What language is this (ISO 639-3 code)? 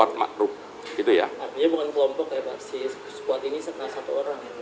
ind